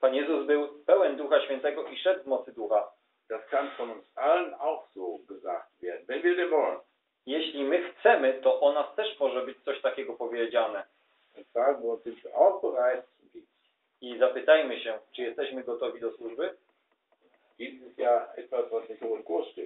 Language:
Polish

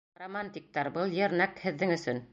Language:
Bashkir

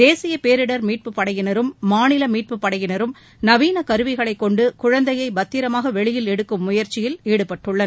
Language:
Tamil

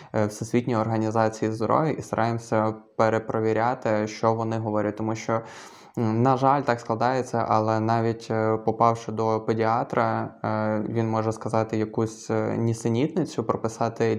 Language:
Ukrainian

